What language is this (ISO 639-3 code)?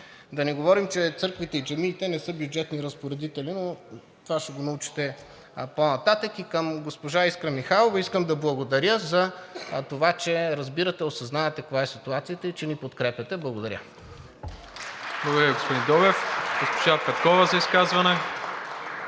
bul